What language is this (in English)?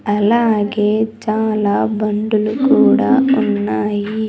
Telugu